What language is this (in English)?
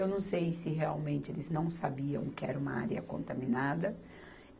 Portuguese